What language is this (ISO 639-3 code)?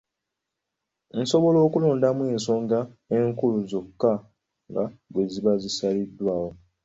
lug